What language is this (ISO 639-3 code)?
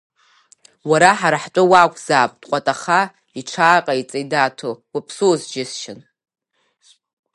abk